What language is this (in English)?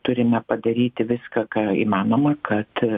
Lithuanian